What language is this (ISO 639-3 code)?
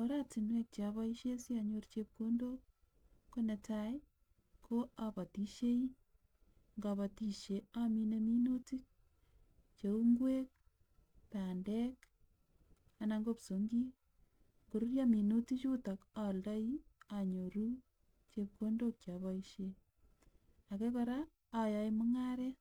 kln